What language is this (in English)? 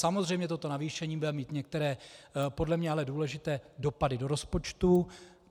Czech